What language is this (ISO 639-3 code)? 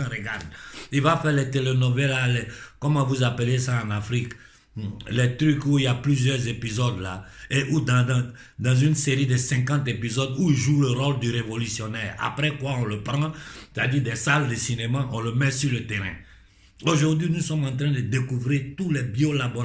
fra